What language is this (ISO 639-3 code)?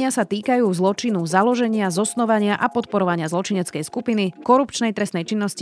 slk